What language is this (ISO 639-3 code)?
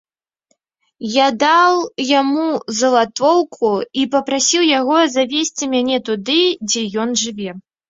bel